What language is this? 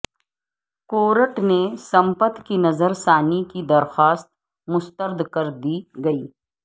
Urdu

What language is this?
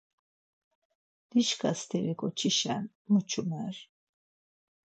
Laz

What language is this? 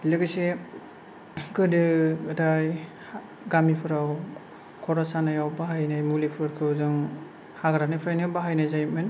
Bodo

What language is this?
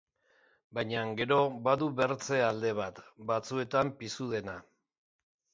Basque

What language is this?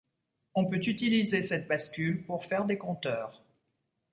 French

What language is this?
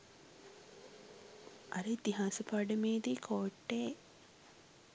Sinhala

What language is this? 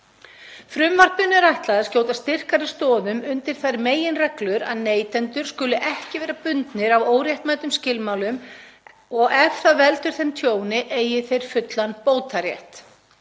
Icelandic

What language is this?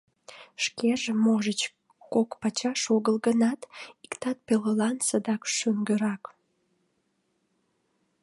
Mari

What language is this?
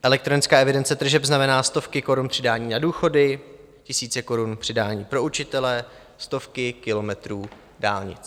Czech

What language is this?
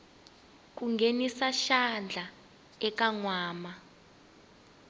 Tsonga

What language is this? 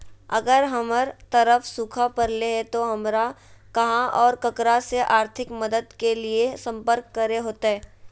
Magahi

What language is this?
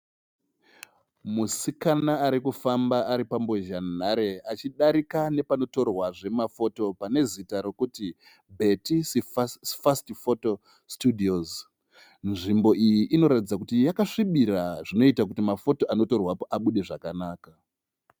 Shona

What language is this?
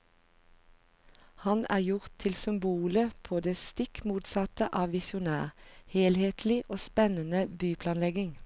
Norwegian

